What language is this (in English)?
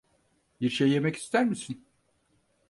Turkish